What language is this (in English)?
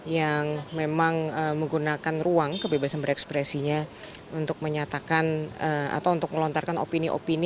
Indonesian